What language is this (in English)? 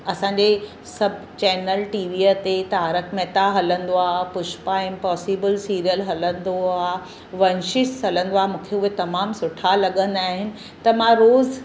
Sindhi